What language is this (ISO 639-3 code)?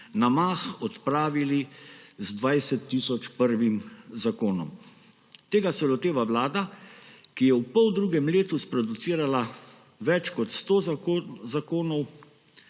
slv